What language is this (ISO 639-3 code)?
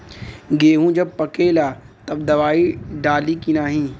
bho